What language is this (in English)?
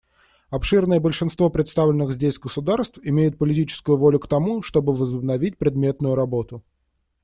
Russian